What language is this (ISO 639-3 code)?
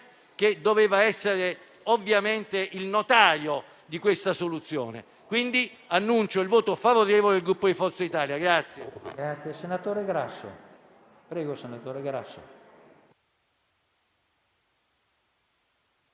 ita